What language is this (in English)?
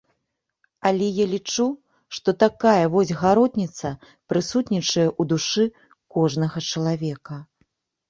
Belarusian